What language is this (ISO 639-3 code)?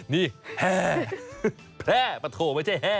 tha